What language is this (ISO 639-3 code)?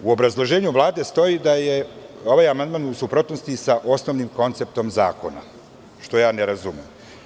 srp